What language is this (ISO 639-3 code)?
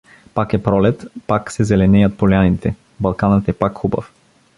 bul